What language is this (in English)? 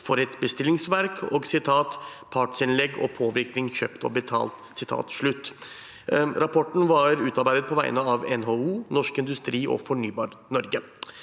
Norwegian